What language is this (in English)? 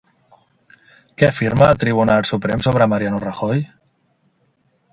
Catalan